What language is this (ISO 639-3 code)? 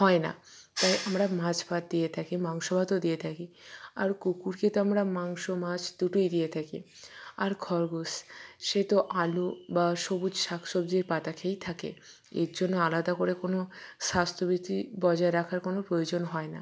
ben